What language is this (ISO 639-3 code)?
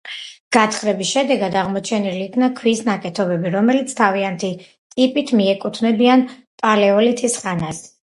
kat